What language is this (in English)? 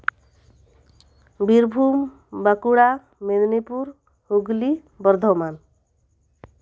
Santali